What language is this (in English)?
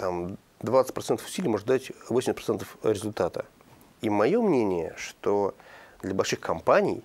Russian